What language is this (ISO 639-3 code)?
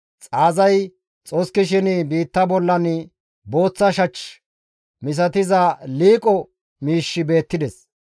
gmv